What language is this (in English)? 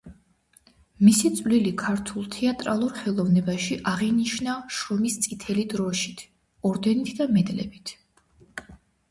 Georgian